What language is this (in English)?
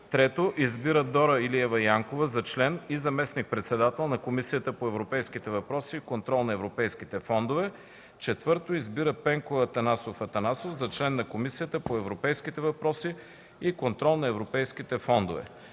Bulgarian